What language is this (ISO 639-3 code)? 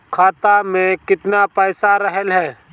bho